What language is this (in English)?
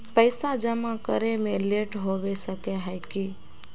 Magahi